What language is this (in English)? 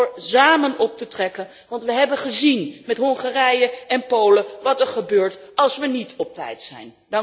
Dutch